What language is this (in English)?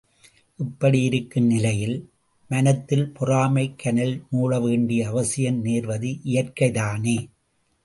Tamil